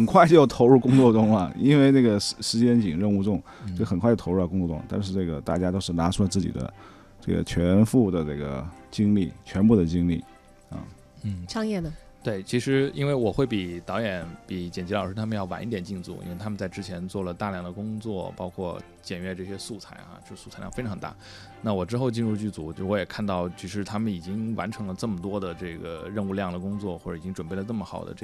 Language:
Chinese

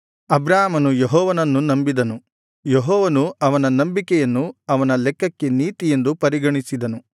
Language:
Kannada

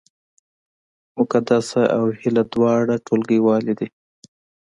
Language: Pashto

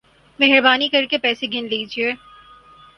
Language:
Urdu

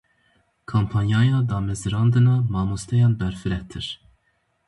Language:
Kurdish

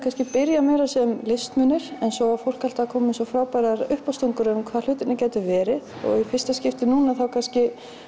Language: Icelandic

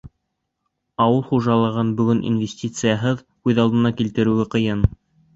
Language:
Bashkir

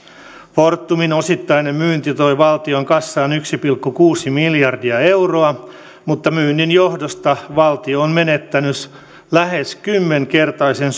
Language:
Finnish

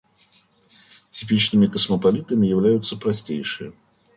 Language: Russian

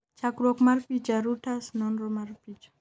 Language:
Luo (Kenya and Tanzania)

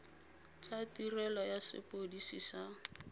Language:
Tswana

